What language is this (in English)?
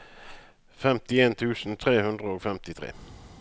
Norwegian